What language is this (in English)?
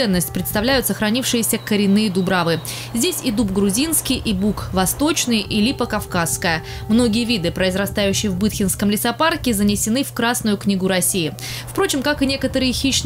Russian